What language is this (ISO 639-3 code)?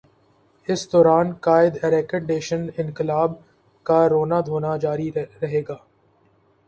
urd